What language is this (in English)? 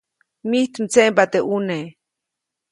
Copainalá Zoque